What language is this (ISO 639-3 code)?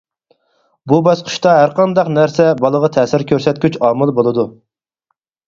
uig